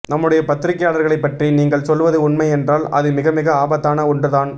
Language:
Tamil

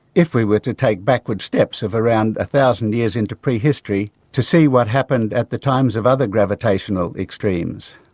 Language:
English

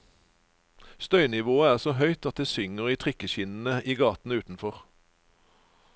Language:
Norwegian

